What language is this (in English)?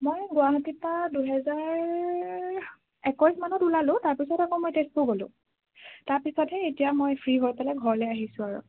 Assamese